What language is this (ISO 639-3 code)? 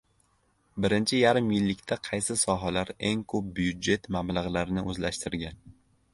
uzb